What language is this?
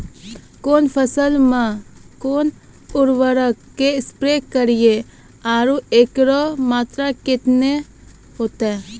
Maithili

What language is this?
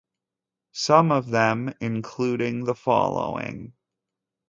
English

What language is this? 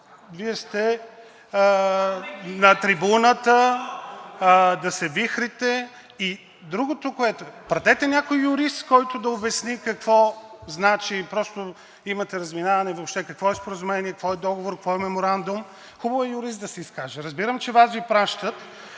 Bulgarian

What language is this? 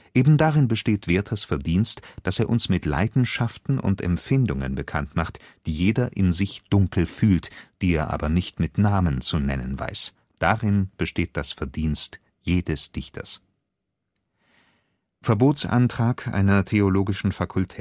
German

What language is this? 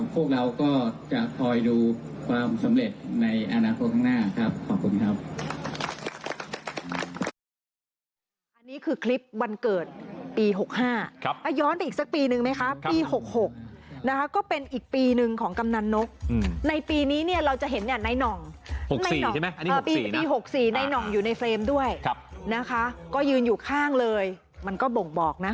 Thai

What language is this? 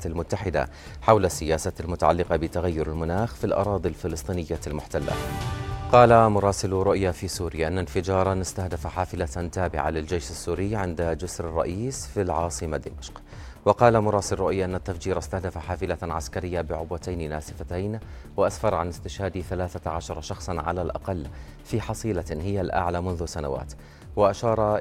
Arabic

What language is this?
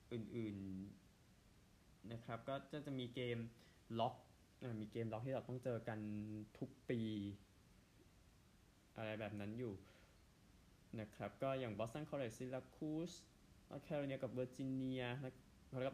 Thai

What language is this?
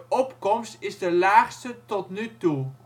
Dutch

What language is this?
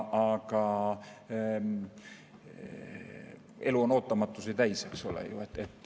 Estonian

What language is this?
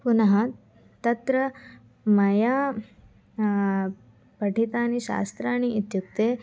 Sanskrit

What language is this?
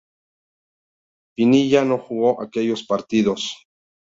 Spanish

